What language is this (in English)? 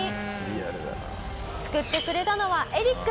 Japanese